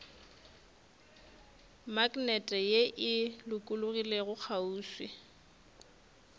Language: Northern Sotho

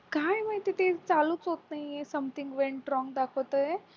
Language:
Marathi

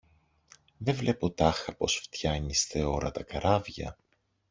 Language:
Greek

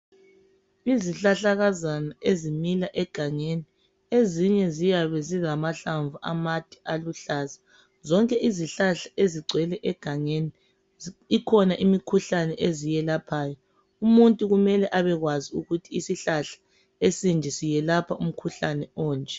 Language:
North Ndebele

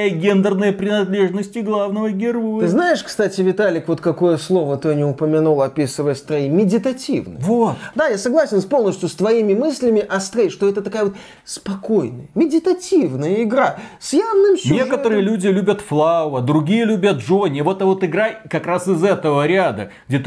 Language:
Russian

